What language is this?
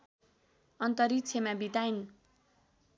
Nepali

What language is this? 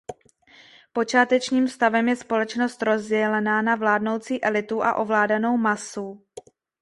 Czech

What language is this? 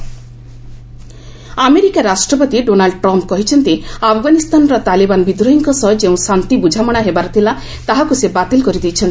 Odia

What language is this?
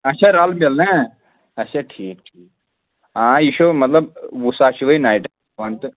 Kashmiri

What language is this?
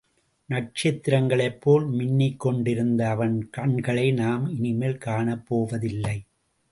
Tamil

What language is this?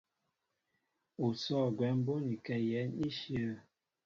Mbo (Cameroon)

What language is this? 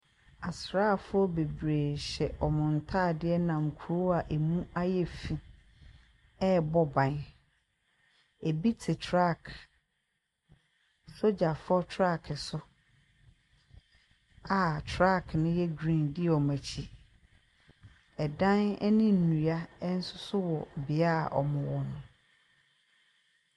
Akan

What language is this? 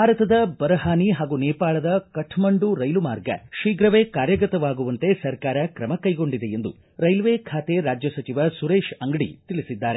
Kannada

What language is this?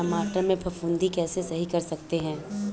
Hindi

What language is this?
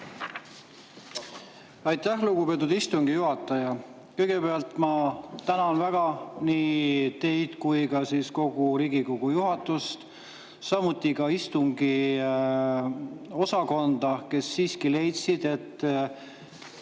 Estonian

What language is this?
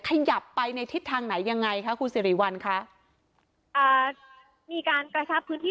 Thai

